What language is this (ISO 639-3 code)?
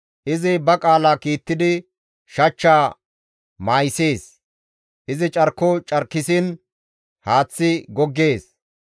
gmv